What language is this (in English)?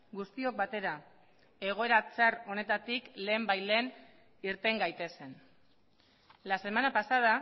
Basque